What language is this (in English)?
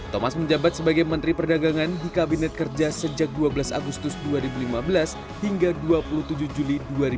Indonesian